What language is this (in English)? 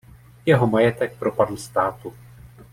Czech